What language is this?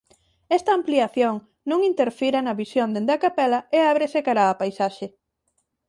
Galician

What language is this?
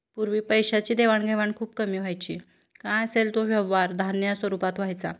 Marathi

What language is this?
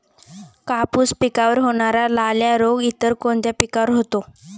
Marathi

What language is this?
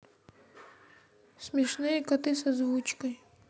Russian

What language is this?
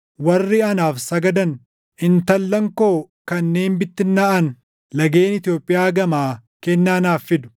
Oromo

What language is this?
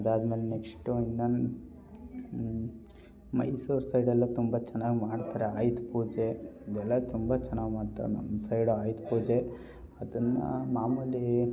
Kannada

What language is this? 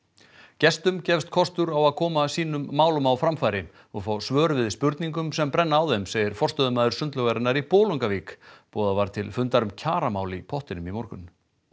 Icelandic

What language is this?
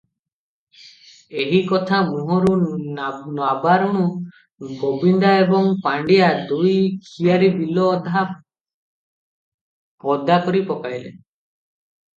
Odia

